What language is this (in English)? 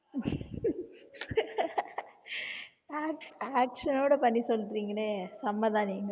Tamil